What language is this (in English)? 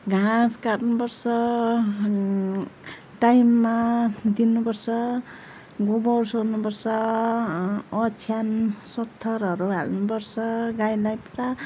Nepali